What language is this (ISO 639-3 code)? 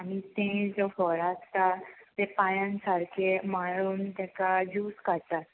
kok